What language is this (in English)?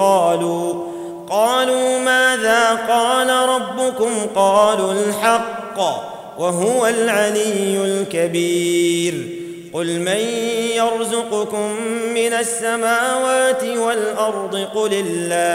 Arabic